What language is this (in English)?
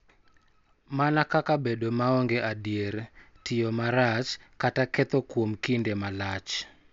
Luo (Kenya and Tanzania)